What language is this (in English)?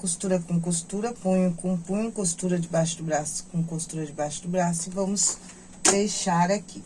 Portuguese